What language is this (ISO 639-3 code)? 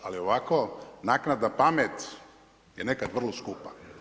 hrv